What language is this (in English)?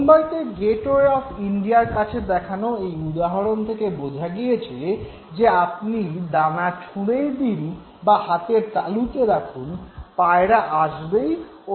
Bangla